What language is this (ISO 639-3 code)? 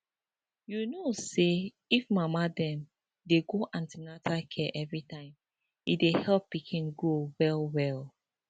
pcm